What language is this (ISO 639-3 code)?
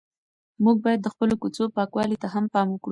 pus